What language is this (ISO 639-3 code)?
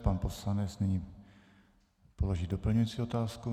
ces